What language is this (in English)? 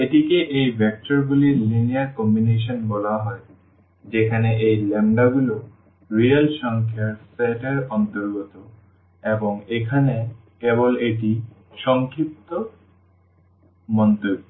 Bangla